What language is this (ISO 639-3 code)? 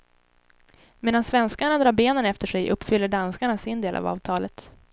swe